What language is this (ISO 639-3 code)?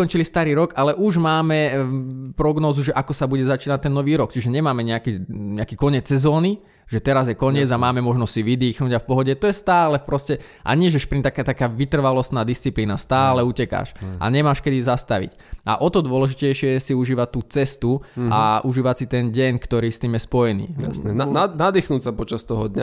slk